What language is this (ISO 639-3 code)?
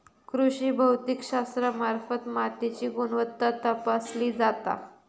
mar